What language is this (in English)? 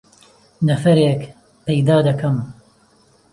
Central Kurdish